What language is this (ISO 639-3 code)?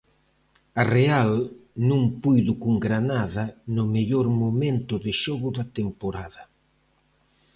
glg